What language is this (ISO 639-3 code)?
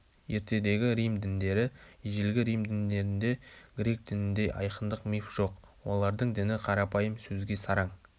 kaz